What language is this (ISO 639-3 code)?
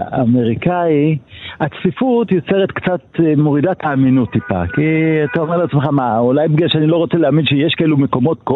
heb